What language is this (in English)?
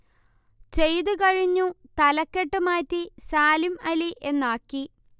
Malayalam